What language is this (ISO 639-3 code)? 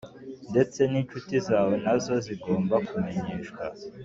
kin